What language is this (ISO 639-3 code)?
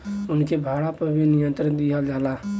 bho